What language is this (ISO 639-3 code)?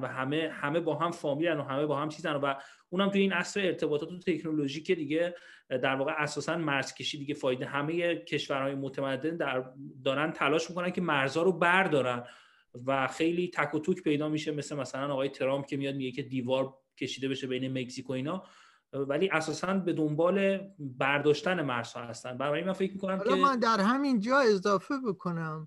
fas